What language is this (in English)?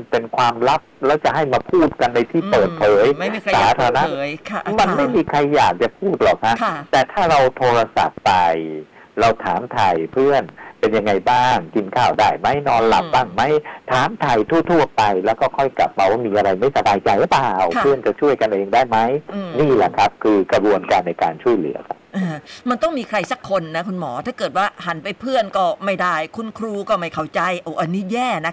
Thai